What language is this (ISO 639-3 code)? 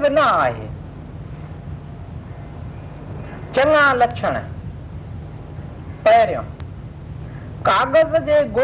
hin